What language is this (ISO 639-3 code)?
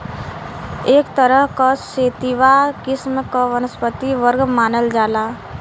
bho